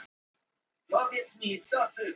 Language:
Icelandic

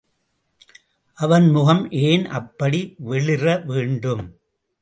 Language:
Tamil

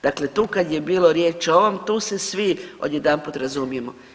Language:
Croatian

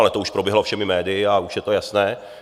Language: Czech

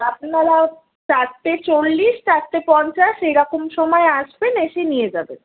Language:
Bangla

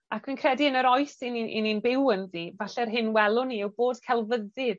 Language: Welsh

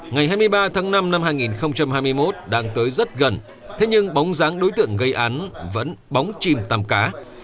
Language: Vietnamese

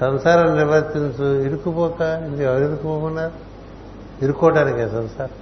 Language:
Telugu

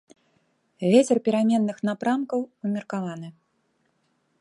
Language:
Belarusian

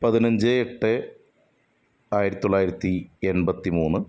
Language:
Malayalam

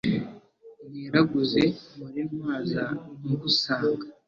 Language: Kinyarwanda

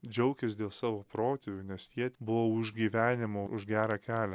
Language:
Lithuanian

